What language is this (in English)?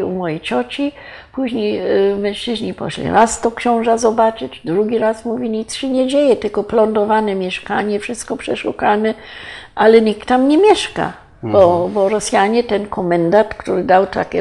Polish